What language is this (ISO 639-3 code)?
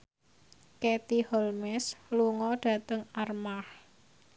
jav